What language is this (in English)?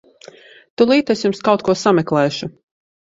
Latvian